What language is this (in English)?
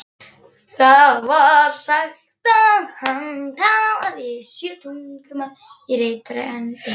Icelandic